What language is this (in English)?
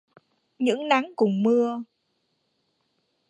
Vietnamese